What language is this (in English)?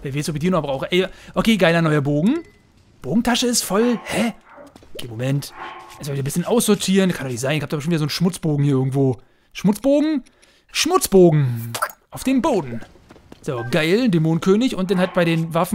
German